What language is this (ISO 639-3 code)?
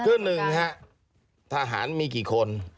tha